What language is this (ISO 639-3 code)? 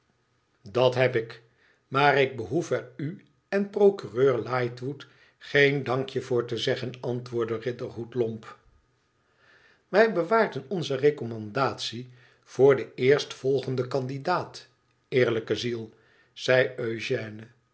nld